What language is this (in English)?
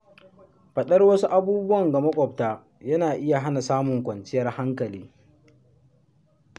Hausa